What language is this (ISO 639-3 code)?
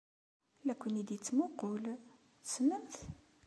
kab